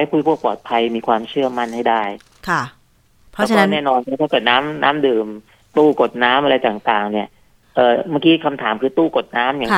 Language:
Thai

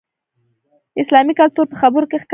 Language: Pashto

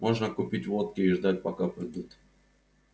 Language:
Russian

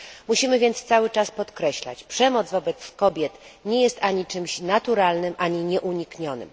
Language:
Polish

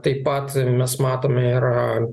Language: Lithuanian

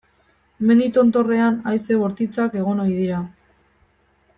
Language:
Basque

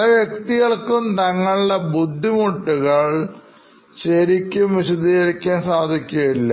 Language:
Malayalam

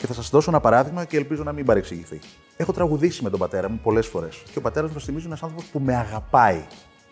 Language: Greek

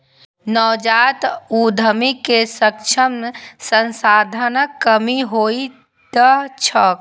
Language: Maithili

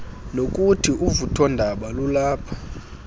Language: Xhosa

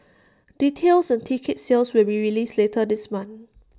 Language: English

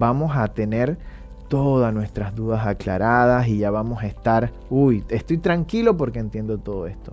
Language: Spanish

